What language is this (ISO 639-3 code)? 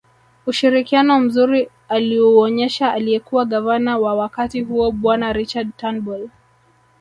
swa